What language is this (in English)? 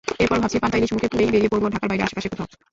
Bangla